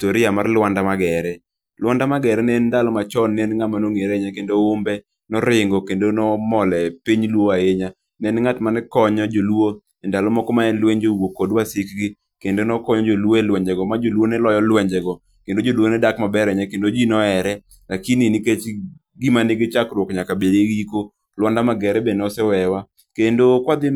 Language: Luo (Kenya and Tanzania)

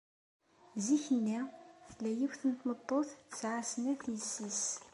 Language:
Kabyle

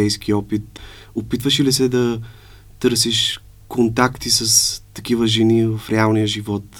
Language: Bulgarian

